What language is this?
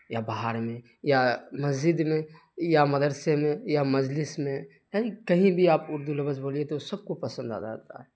Urdu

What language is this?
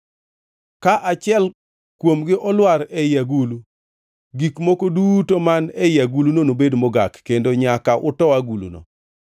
Luo (Kenya and Tanzania)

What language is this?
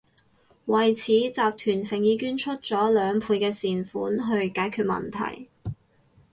Cantonese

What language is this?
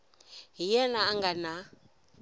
Tsonga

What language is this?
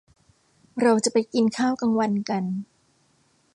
Thai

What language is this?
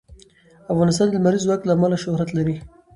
Pashto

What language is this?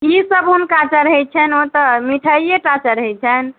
Maithili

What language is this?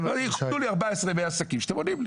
Hebrew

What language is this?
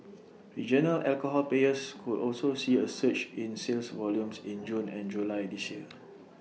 English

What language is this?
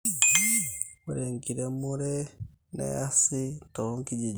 Masai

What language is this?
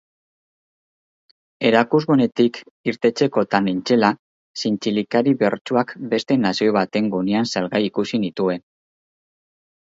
Basque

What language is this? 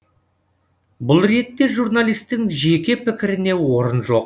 Kazakh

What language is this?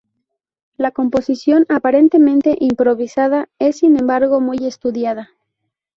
Spanish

